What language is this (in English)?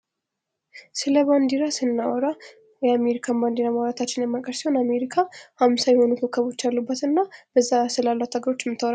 Amharic